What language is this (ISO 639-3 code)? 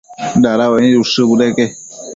mcf